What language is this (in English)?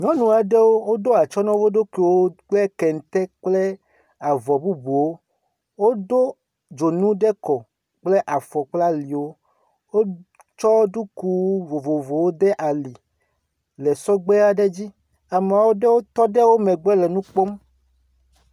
Ewe